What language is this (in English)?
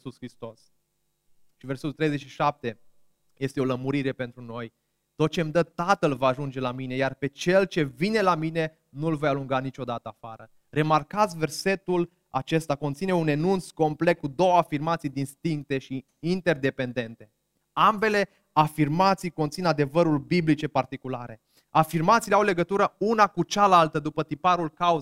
Romanian